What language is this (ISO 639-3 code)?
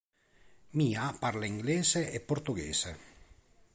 ita